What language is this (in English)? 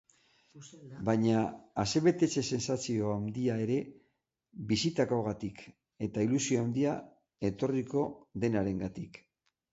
Basque